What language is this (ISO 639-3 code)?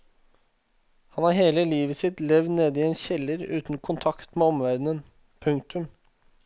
nor